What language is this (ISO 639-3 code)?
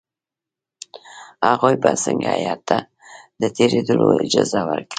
pus